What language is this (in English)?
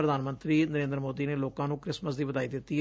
Punjabi